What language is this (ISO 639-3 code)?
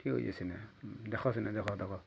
ori